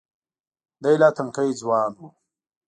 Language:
Pashto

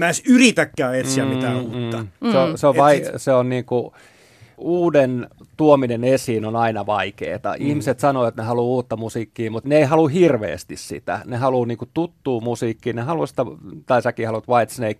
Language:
Finnish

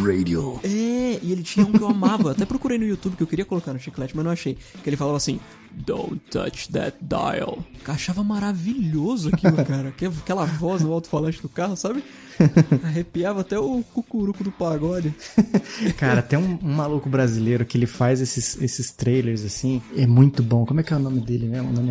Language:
Portuguese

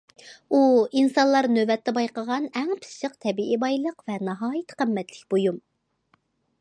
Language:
Uyghur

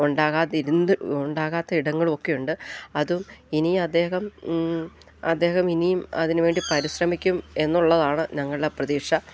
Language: Malayalam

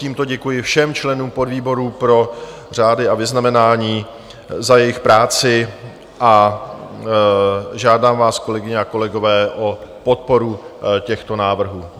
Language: Czech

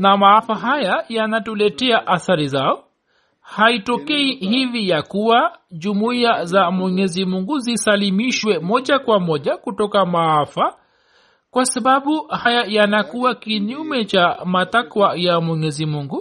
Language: Swahili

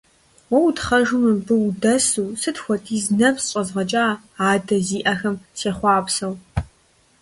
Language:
Kabardian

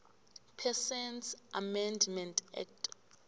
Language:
South Ndebele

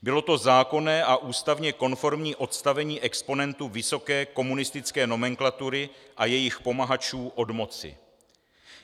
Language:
Czech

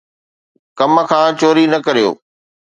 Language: Sindhi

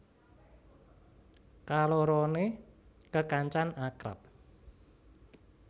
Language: Javanese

